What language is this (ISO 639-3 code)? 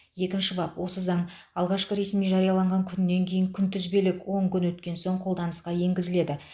kaz